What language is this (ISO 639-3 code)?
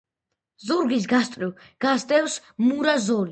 kat